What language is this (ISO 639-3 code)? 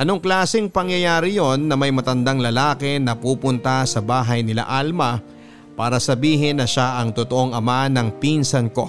fil